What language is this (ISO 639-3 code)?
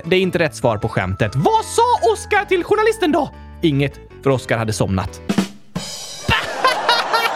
swe